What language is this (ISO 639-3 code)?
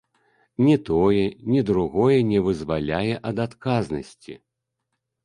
bel